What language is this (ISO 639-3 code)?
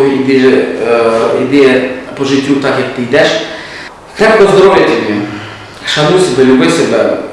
rus